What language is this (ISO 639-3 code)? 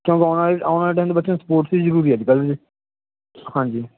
pan